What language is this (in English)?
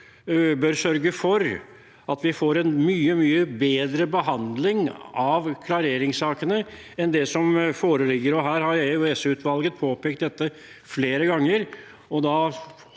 Norwegian